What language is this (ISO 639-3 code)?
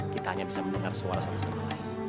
ind